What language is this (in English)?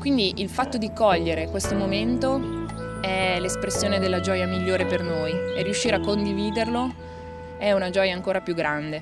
Italian